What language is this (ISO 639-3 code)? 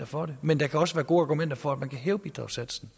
dan